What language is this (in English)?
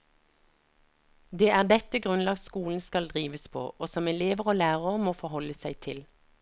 Norwegian